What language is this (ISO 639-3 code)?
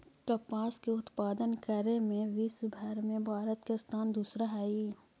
mag